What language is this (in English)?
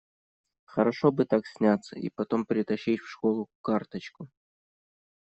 Russian